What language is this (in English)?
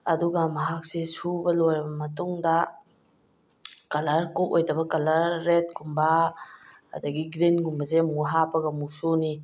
Manipuri